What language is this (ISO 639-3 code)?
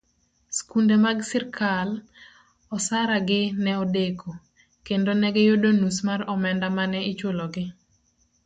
luo